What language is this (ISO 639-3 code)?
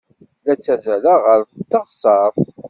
kab